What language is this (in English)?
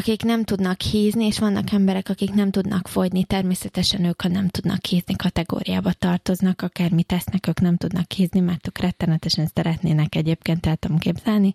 Hungarian